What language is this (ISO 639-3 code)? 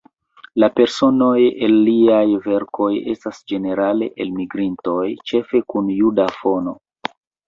epo